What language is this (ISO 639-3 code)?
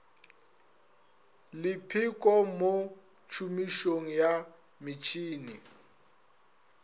nso